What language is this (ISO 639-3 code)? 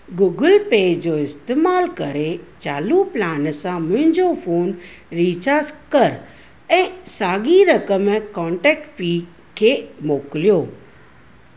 snd